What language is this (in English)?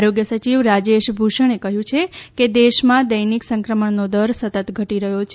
Gujarati